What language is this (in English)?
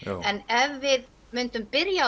Icelandic